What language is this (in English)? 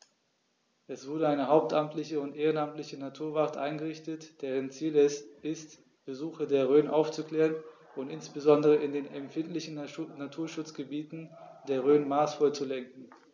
German